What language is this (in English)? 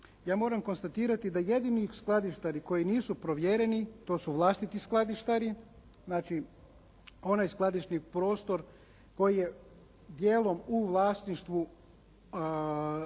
Croatian